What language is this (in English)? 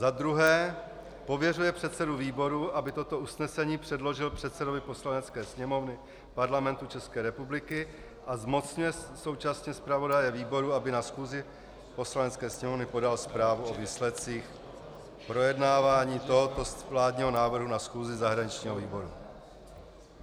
Czech